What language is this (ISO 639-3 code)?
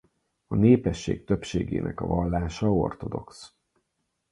hun